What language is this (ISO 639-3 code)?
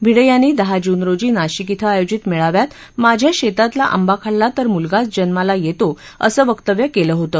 mar